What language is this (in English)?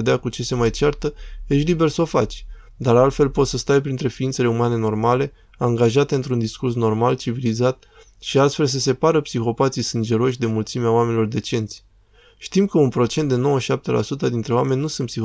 Romanian